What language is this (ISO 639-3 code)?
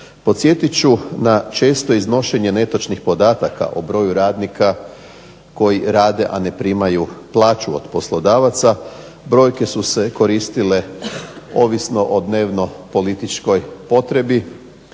hrv